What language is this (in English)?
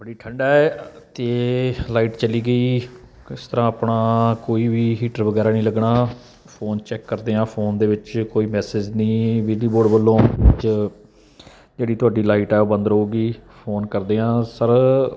Punjabi